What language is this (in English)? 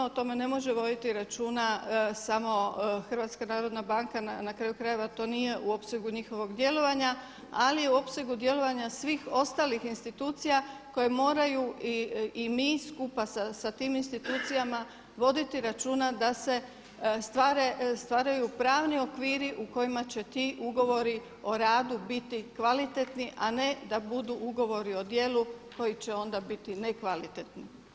Croatian